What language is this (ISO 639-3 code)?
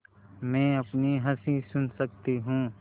hin